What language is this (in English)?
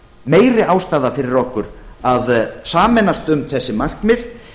Icelandic